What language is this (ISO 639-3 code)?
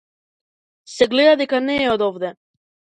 mkd